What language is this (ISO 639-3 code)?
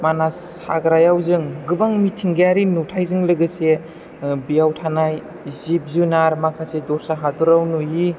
brx